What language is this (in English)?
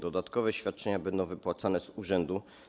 Polish